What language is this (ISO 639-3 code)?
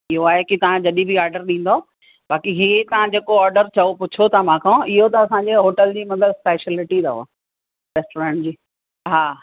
snd